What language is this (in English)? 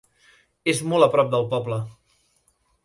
Catalan